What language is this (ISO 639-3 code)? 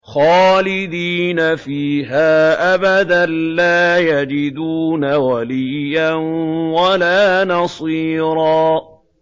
ara